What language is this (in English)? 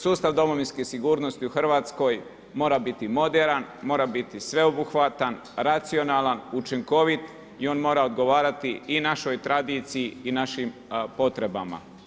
Croatian